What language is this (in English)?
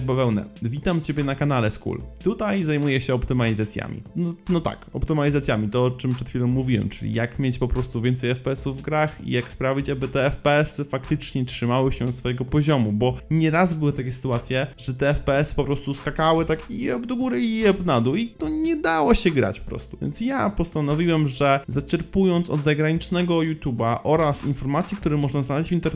Polish